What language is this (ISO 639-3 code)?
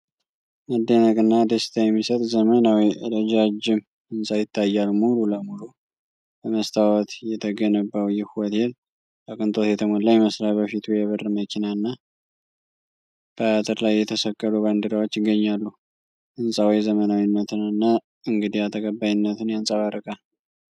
amh